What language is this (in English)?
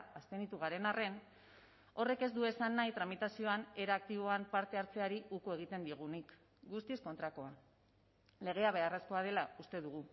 Basque